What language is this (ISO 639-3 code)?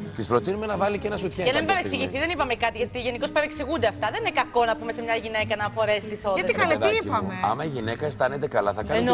ell